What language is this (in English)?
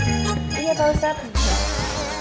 Indonesian